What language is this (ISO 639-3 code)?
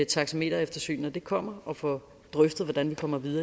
dan